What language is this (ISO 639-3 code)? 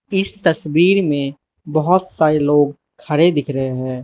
hin